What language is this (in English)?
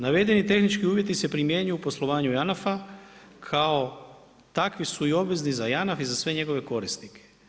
Croatian